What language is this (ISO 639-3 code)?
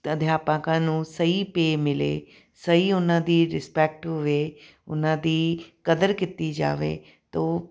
pan